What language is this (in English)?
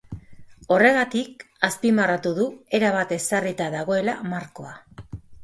Basque